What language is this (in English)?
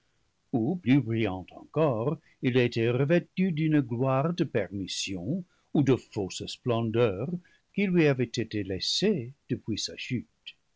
French